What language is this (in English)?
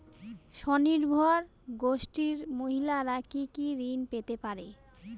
Bangla